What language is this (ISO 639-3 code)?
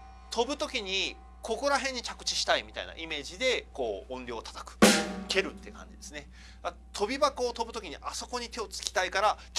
jpn